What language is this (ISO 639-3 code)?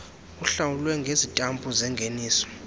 xho